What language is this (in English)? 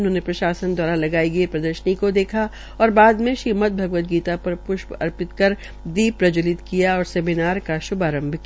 Hindi